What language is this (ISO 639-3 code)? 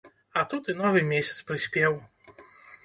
bel